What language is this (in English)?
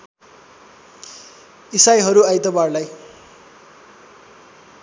Nepali